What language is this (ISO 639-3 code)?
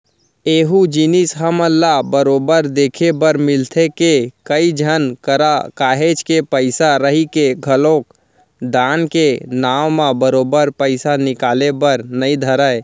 hne